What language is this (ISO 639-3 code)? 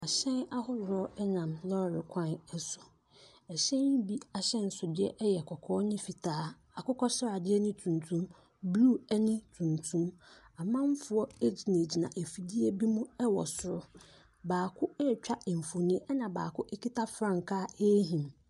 aka